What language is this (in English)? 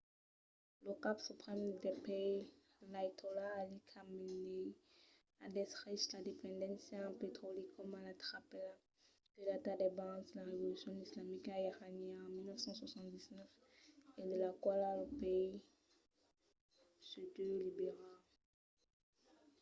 Occitan